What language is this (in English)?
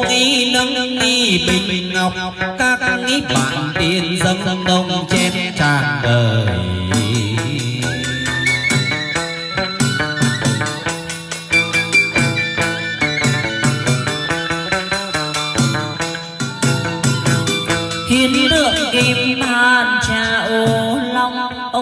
Vietnamese